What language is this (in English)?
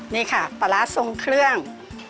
Thai